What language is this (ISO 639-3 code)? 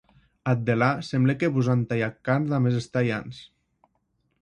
oci